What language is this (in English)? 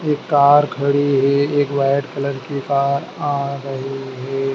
Hindi